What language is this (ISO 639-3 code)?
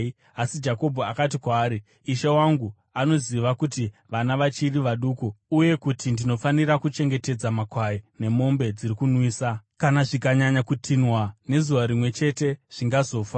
sna